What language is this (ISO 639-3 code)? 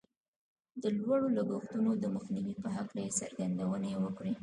pus